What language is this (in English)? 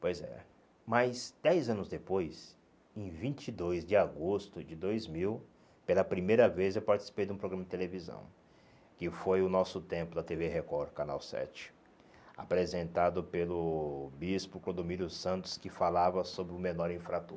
Portuguese